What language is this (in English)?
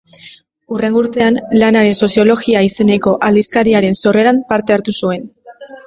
Basque